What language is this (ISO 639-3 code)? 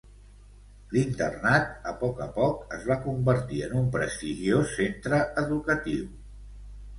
cat